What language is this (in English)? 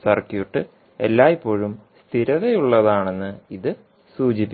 Malayalam